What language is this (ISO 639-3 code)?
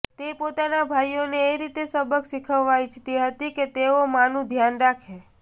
guj